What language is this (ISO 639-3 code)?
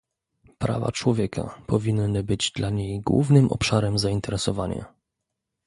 pol